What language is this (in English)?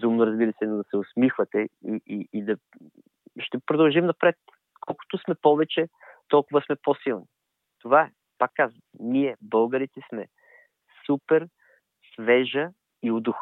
Bulgarian